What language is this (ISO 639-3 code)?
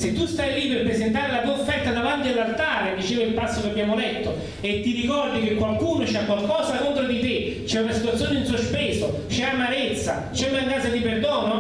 ita